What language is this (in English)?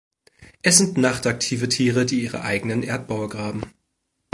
German